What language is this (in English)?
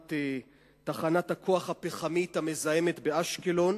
Hebrew